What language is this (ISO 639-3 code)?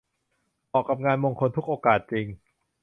tha